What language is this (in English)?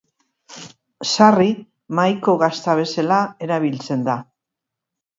Basque